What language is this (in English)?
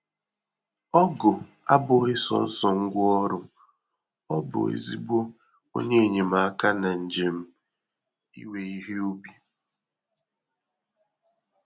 Igbo